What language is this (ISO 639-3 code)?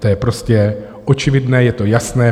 ces